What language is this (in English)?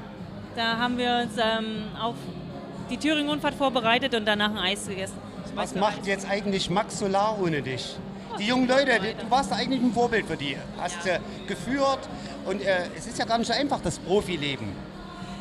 German